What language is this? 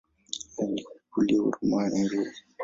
Swahili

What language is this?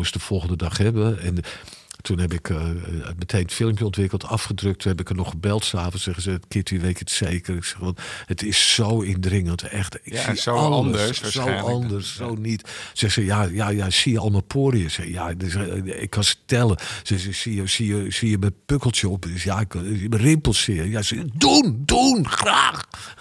Dutch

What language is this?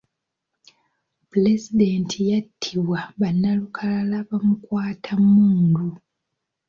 Ganda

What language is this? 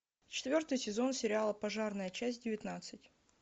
Russian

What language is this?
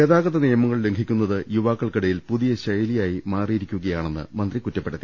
Malayalam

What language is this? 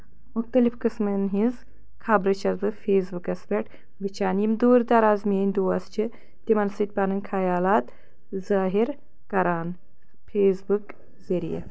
Kashmiri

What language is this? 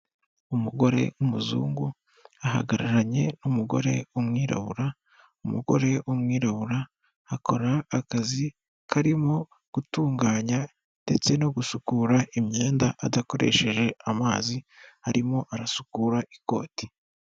Kinyarwanda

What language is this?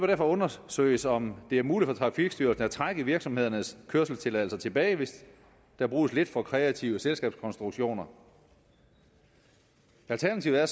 Danish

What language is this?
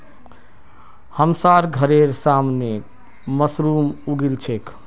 Magahi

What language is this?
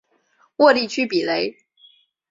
Chinese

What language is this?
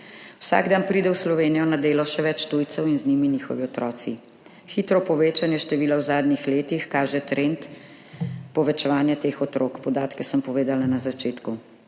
Slovenian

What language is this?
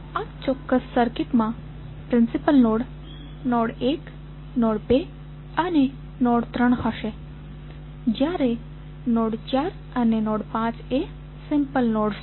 Gujarati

